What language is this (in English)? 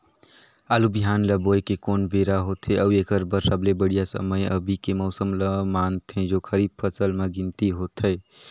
Chhattisgarhi